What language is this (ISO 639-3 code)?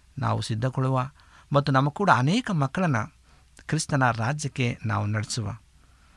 kan